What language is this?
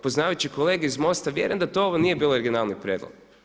Croatian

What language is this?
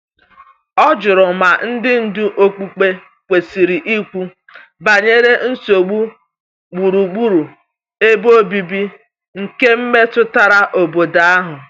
Igbo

